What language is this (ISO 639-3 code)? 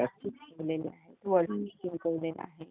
mar